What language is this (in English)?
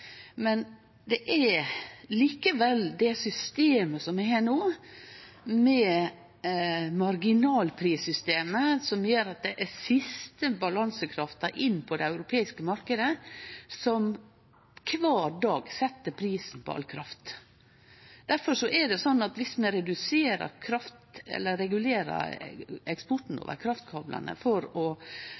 Norwegian Nynorsk